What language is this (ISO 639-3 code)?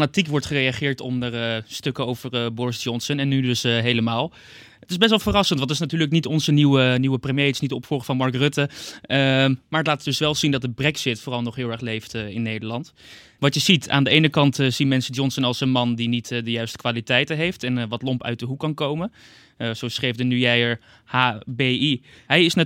nld